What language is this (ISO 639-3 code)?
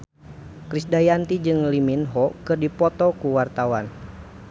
sun